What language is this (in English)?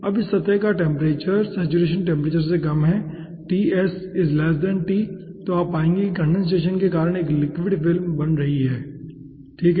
Hindi